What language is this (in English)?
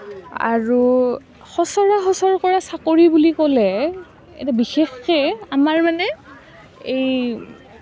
Assamese